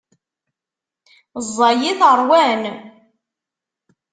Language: Kabyle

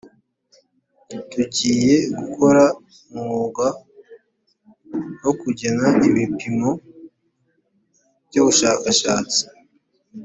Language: Kinyarwanda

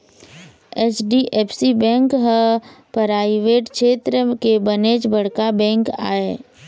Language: Chhattisgarhi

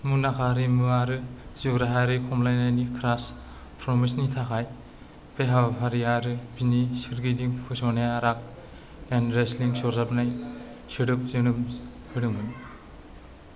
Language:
Bodo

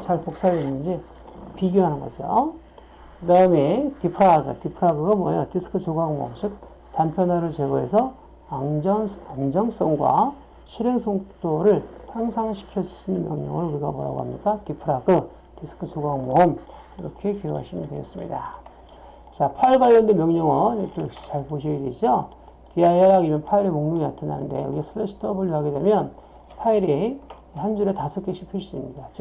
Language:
Korean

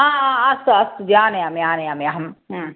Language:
Sanskrit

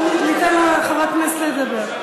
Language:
Hebrew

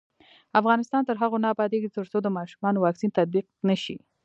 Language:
Pashto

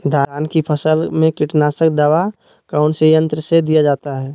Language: Magahi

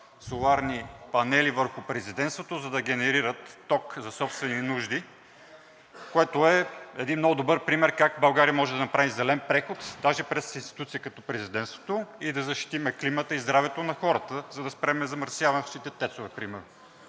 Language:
Bulgarian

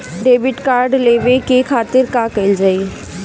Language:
Bhojpuri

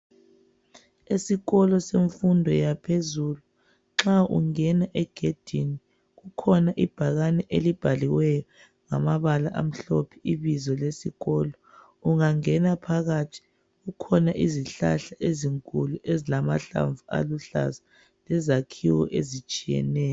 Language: North Ndebele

